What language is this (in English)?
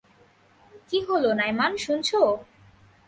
Bangla